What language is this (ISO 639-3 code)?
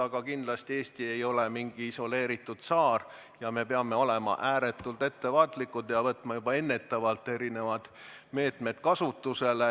est